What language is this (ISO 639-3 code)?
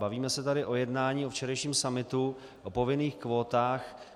ces